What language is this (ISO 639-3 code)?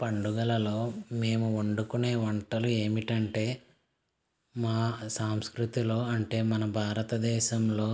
tel